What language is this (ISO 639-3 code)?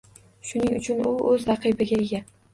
uzb